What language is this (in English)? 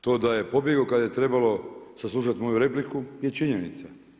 Croatian